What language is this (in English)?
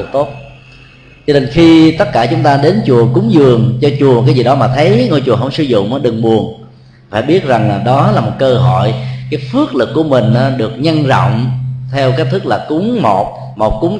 Vietnamese